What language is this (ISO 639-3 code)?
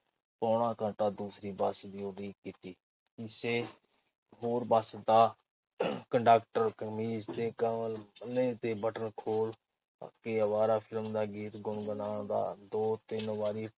pan